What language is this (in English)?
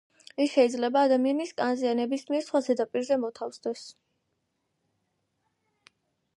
Georgian